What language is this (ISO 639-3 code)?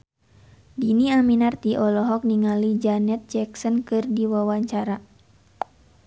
sun